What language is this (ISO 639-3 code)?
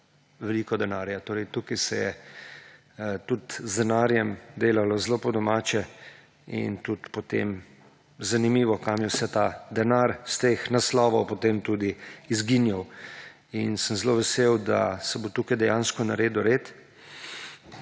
slv